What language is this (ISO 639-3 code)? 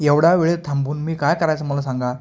mar